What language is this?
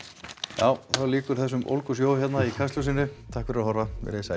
Icelandic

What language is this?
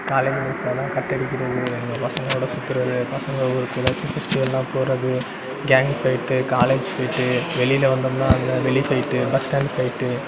Tamil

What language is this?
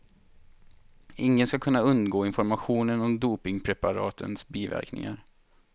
Swedish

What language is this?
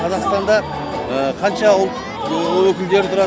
Kazakh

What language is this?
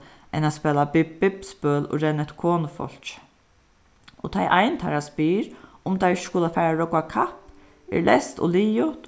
Faroese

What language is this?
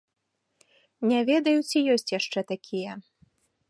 Belarusian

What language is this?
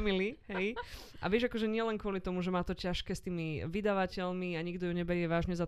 Slovak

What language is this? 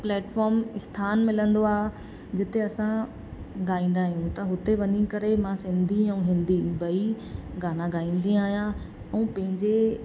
Sindhi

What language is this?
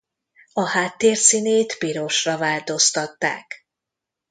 Hungarian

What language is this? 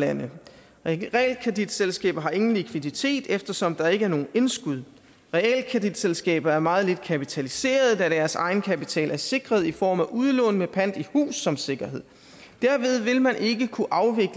Danish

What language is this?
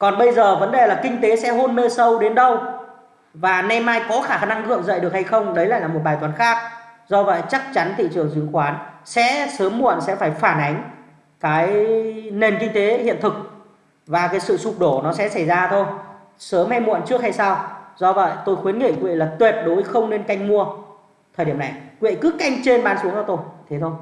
Vietnamese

